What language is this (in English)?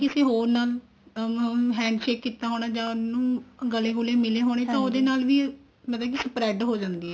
Punjabi